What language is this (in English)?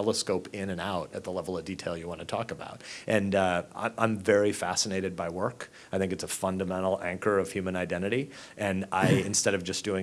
English